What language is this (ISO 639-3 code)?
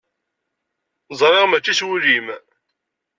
kab